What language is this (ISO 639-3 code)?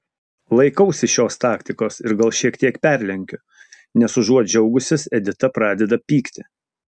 lit